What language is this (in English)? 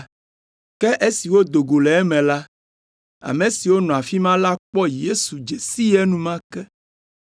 Ewe